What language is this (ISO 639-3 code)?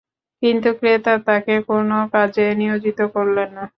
ben